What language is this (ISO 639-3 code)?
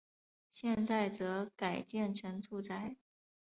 zho